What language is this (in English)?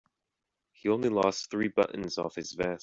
English